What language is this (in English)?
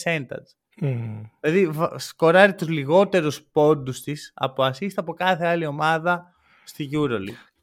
Greek